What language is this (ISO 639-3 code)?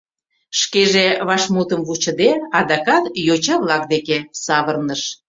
chm